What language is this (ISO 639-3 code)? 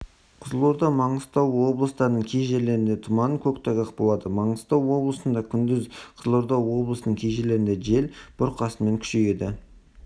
kaz